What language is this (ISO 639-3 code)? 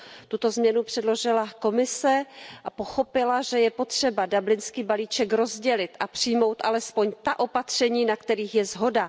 ces